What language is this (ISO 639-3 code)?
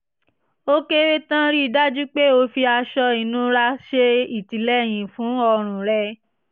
yor